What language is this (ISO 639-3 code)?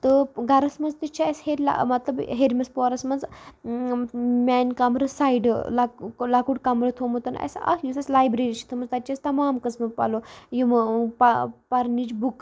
kas